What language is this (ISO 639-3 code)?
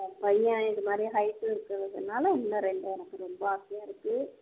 tam